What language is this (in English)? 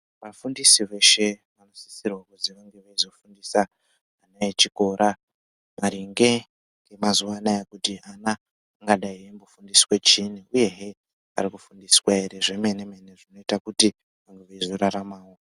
Ndau